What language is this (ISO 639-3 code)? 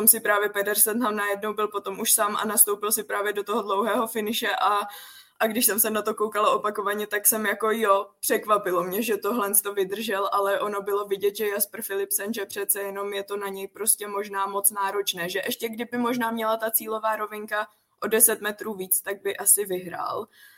ces